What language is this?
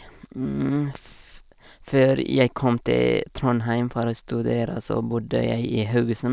Norwegian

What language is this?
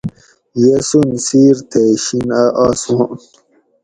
Gawri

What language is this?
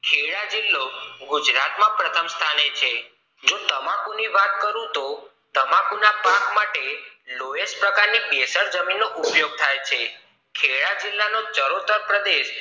Gujarati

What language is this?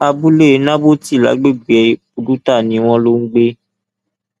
Yoruba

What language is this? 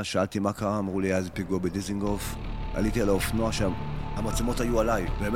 Hebrew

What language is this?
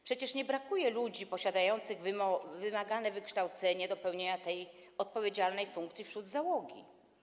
Polish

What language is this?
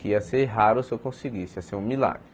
Portuguese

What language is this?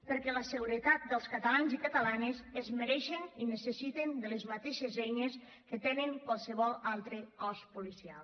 Catalan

